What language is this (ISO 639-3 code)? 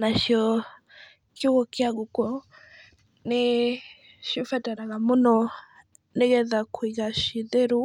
kik